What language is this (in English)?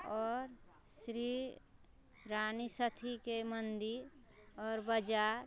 Maithili